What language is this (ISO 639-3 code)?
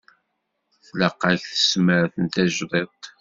kab